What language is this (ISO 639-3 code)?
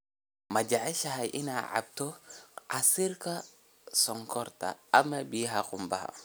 som